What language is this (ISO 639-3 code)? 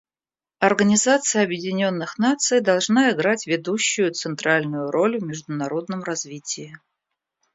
rus